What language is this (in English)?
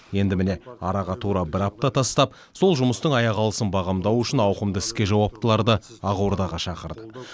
Kazakh